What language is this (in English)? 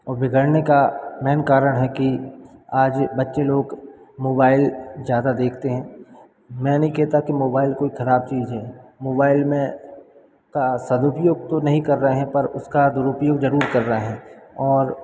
Hindi